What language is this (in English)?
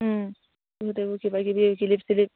Assamese